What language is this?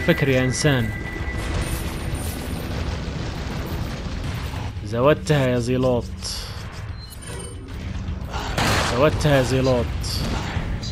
Arabic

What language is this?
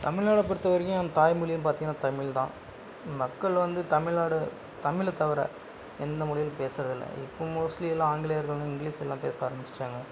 Tamil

